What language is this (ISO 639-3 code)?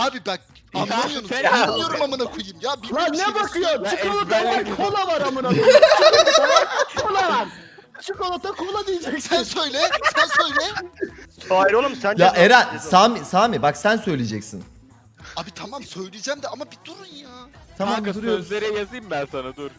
tur